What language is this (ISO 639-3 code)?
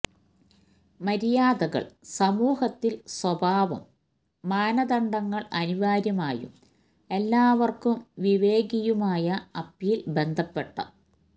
mal